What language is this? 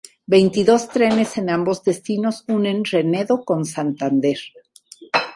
Spanish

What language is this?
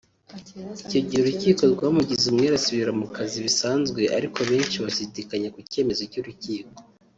Kinyarwanda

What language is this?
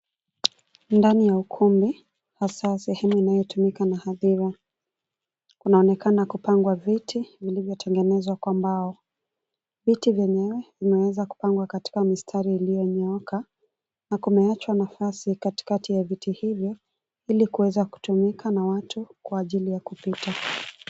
Swahili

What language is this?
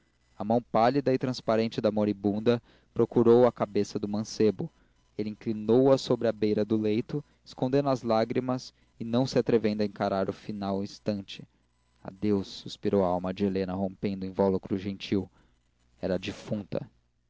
Portuguese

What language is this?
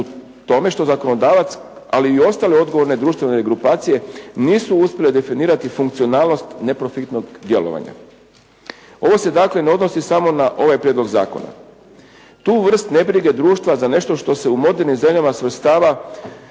Croatian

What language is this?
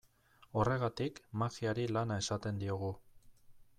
Basque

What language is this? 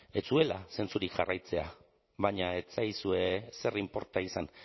Basque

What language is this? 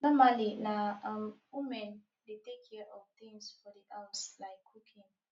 Nigerian Pidgin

